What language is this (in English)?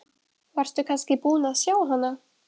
Icelandic